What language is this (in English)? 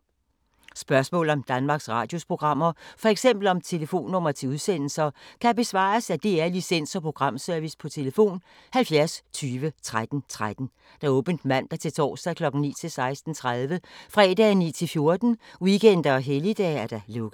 Danish